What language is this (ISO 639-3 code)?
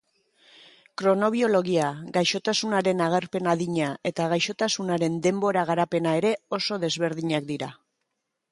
eus